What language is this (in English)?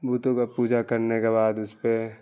Urdu